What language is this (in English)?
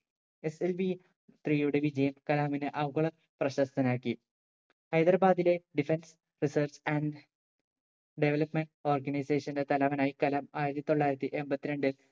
Malayalam